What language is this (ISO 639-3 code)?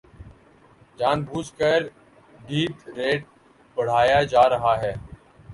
urd